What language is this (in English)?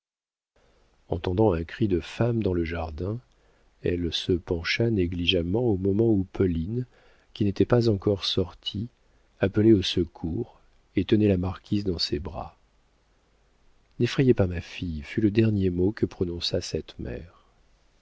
French